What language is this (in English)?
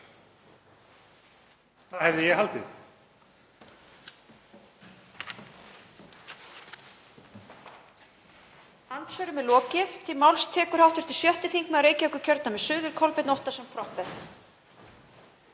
Icelandic